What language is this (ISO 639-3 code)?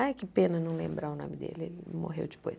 por